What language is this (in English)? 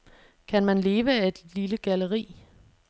Danish